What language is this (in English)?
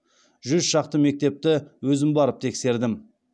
Kazakh